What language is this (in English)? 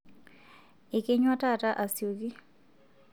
Masai